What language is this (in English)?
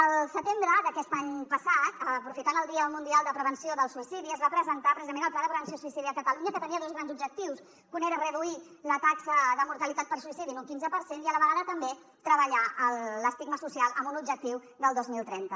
Catalan